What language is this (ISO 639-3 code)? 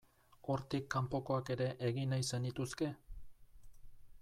eus